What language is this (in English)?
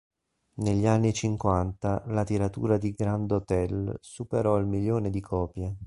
Italian